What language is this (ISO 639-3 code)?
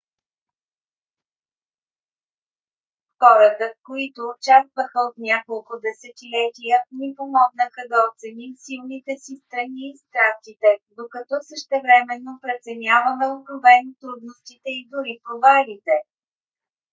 bul